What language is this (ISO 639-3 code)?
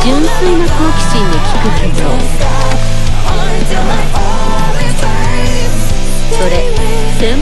kor